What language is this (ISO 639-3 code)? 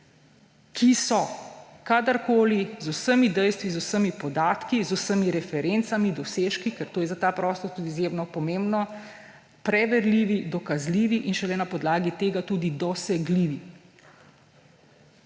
slv